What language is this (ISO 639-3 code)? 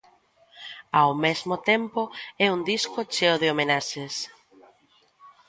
glg